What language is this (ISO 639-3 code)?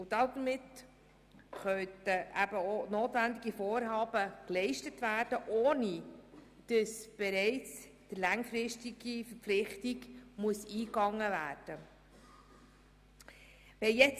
gsw